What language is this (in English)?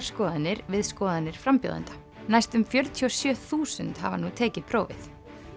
Icelandic